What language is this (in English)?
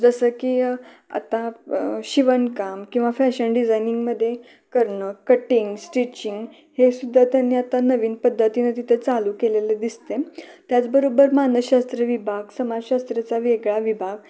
Marathi